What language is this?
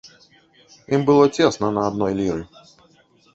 Belarusian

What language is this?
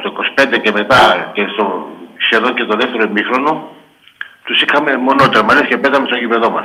Greek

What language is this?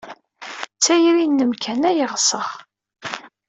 Kabyle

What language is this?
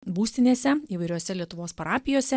Lithuanian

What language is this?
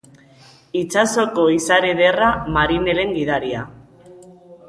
Basque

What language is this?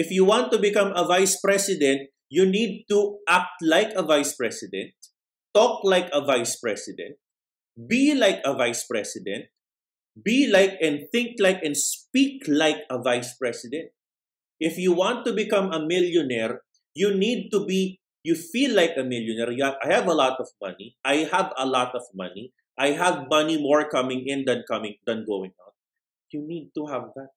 Filipino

